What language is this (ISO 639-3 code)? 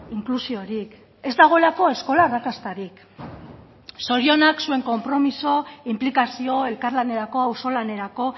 eus